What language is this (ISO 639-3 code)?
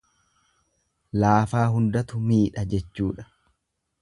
orm